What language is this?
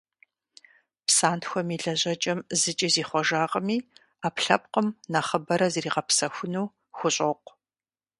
Kabardian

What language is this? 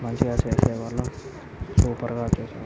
Telugu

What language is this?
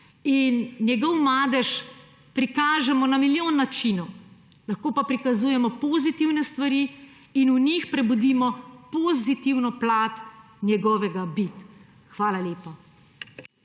Slovenian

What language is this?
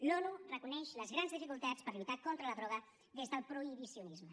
Catalan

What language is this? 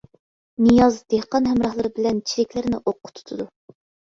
Uyghur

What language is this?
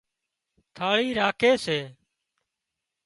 Wadiyara Koli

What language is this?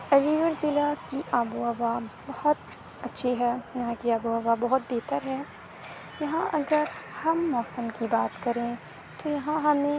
Urdu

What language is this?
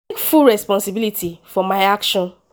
Nigerian Pidgin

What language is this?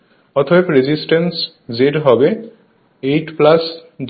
Bangla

